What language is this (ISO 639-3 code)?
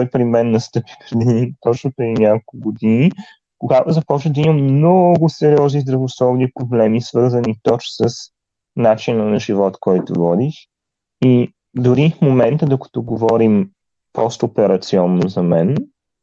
bul